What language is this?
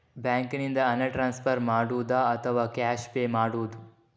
Kannada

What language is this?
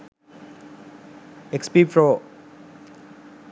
Sinhala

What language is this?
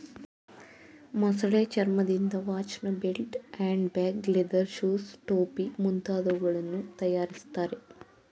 Kannada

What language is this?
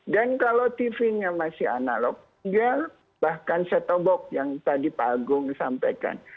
Indonesian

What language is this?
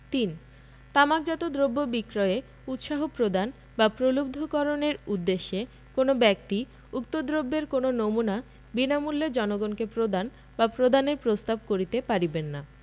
Bangla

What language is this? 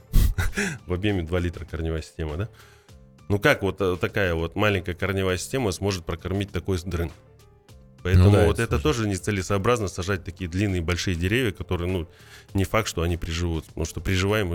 Russian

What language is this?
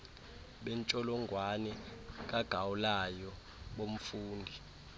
Xhosa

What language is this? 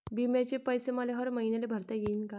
Marathi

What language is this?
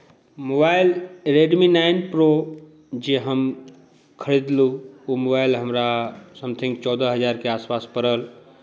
Maithili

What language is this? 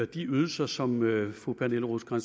Danish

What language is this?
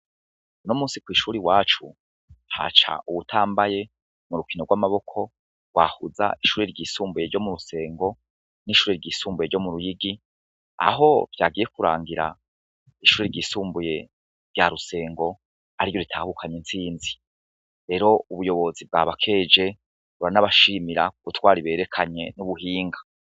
Rundi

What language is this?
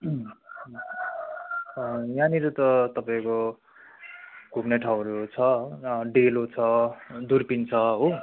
Nepali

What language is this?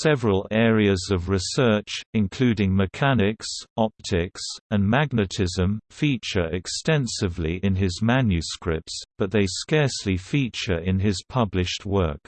English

